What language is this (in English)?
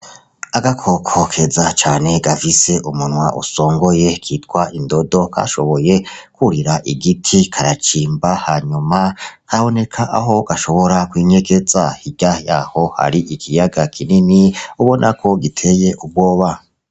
Rundi